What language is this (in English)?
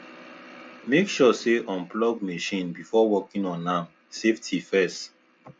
Nigerian Pidgin